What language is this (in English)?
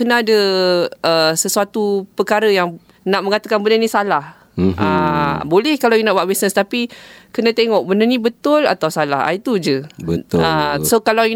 Malay